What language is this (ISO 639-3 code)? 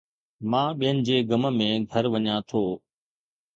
snd